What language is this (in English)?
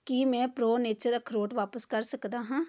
Punjabi